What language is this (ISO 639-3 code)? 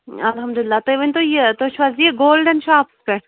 kas